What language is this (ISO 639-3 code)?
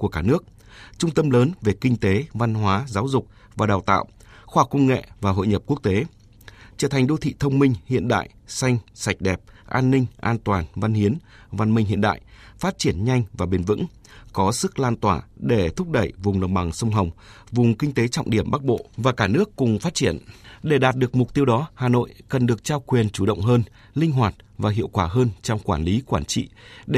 vie